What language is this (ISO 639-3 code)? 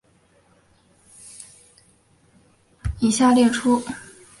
zho